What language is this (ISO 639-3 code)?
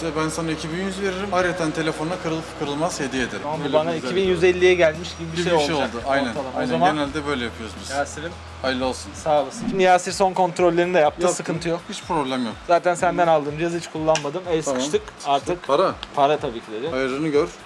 tur